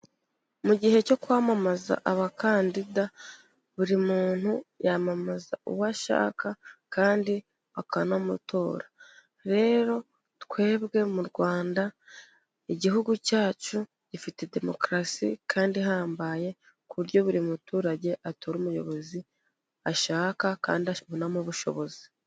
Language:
Kinyarwanda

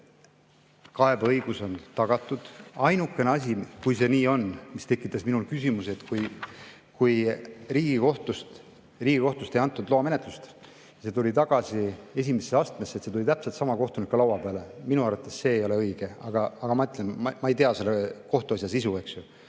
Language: Estonian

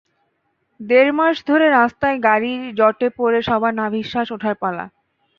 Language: Bangla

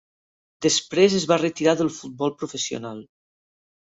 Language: Catalan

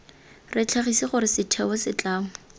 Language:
Tswana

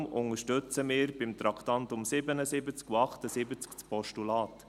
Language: Swiss German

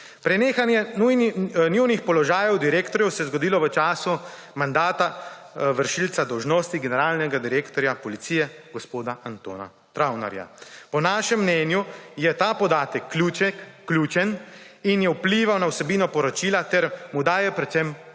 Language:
Slovenian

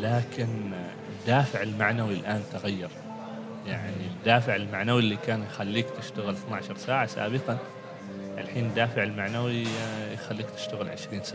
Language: Arabic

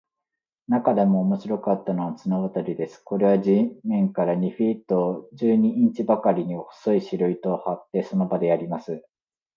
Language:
Japanese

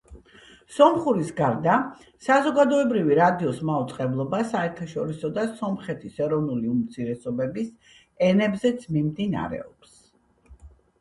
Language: Georgian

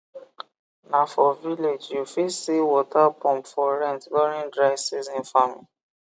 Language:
Nigerian Pidgin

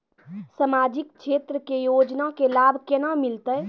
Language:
Maithili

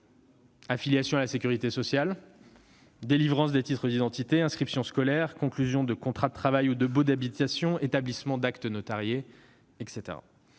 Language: French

